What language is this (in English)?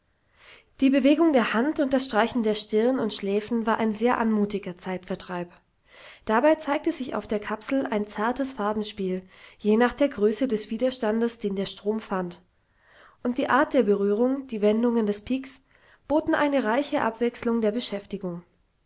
German